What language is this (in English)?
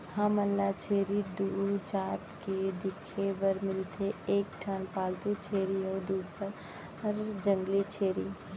Chhattisgarhi